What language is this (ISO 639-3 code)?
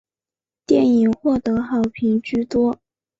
zho